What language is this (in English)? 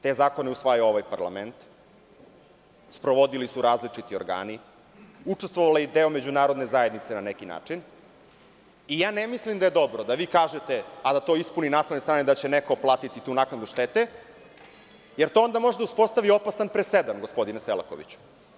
Serbian